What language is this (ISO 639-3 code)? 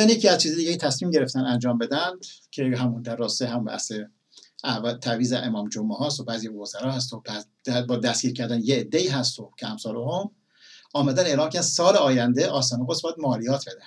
fas